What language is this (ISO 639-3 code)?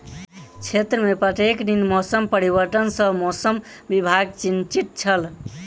mai